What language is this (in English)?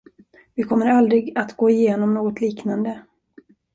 Swedish